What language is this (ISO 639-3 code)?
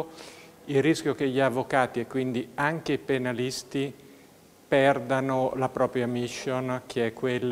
ita